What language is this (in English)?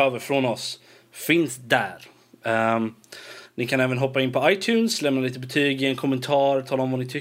Swedish